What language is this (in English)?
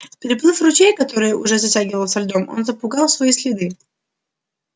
Russian